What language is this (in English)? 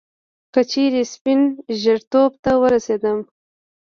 Pashto